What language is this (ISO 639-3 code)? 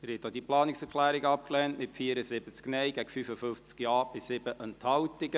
gsw